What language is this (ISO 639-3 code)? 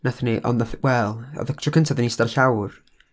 cym